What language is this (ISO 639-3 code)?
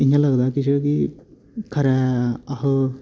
doi